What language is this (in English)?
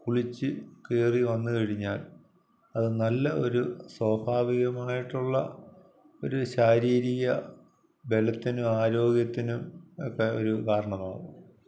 Malayalam